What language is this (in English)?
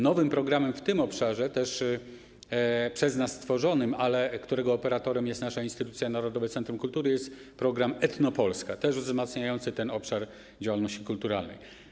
Polish